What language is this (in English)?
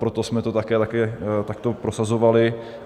Czech